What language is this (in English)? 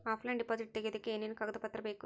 Kannada